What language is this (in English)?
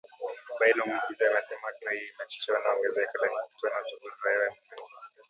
Swahili